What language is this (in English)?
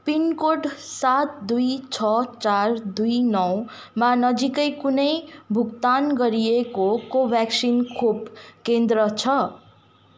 Nepali